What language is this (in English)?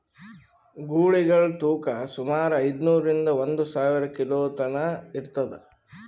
Kannada